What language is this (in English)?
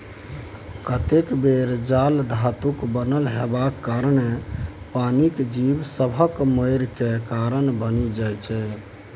Maithili